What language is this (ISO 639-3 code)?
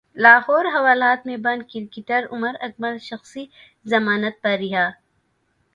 urd